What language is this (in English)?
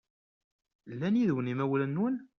Kabyle